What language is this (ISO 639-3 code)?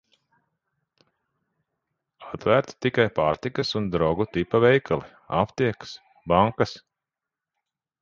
lav